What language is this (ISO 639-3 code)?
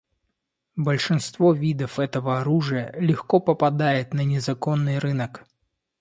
rus